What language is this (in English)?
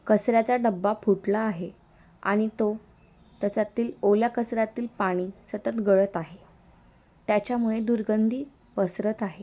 Marathi